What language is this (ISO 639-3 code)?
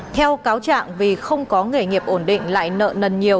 vie